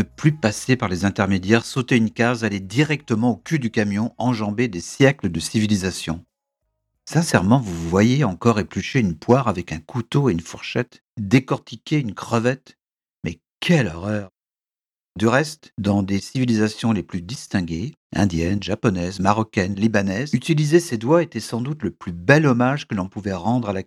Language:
French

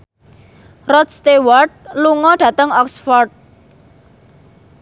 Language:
Javanese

